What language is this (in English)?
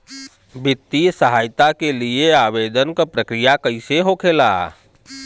Bhojpuri